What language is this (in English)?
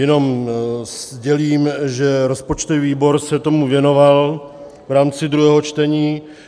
Czech